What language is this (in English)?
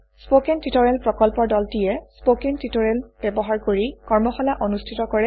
Assamese